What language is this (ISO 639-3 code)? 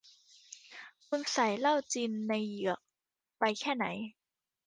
tha